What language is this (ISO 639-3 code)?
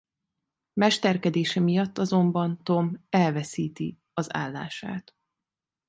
hun